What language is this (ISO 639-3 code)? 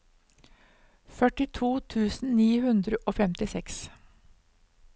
nor